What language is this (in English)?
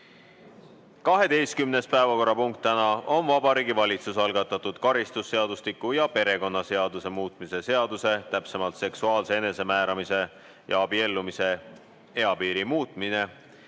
Estonian